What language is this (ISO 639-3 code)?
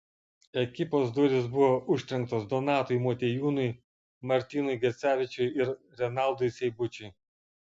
lit